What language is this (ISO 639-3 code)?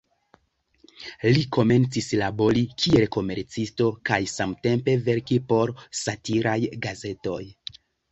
epo